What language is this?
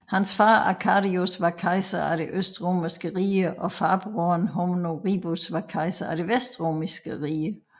Danish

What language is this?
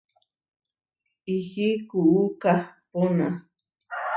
Huarijio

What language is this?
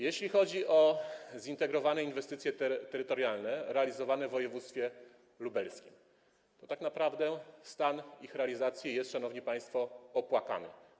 Polish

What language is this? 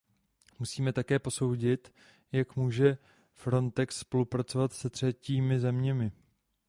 Czech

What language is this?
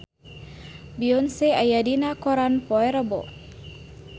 Sundanese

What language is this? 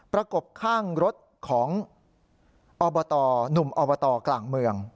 Thai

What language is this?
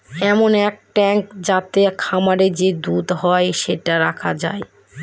Bangla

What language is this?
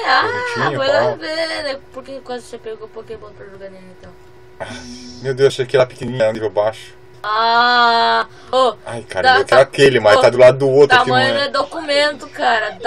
Portuguese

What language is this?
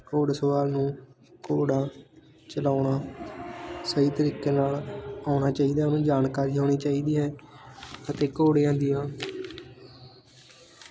Punjabi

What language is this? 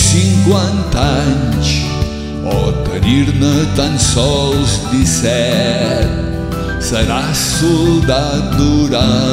Romanian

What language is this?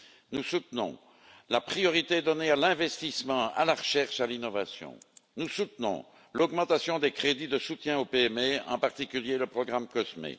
French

